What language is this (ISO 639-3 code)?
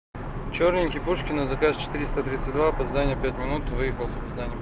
rus